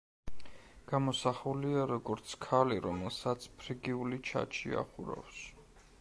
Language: Georgian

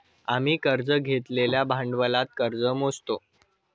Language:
Marathi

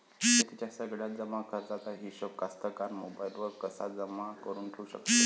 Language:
Marathi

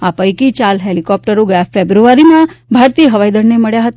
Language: Gujarati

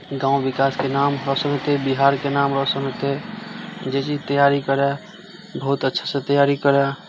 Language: Maithili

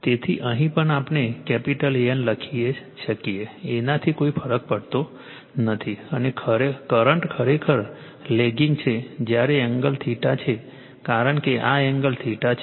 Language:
Gujarati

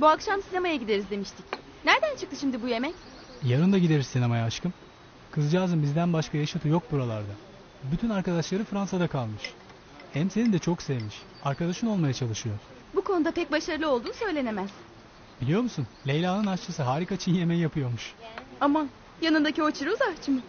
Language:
Turkish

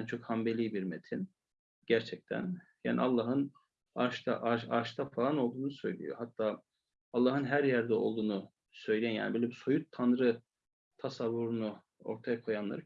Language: Turkish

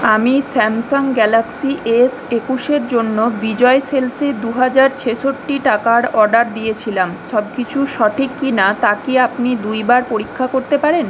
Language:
Bangla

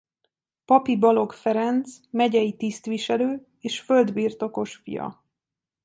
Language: Hungarian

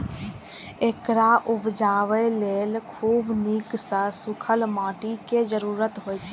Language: Maithili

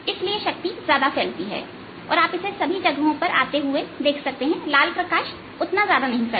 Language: Hindi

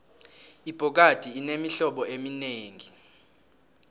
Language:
South Ndebele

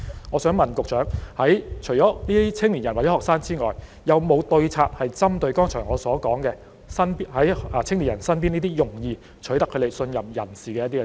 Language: Cantonese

